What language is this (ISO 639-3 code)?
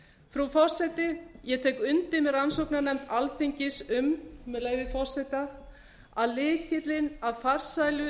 isl